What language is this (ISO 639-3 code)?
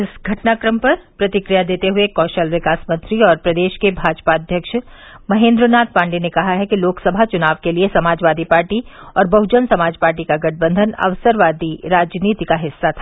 hin